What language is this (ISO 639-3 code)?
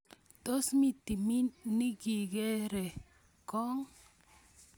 kln